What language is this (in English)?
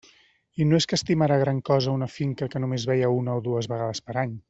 Catalan